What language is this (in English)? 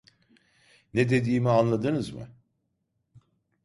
Turkish